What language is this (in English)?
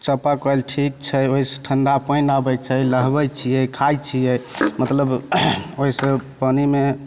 Maithili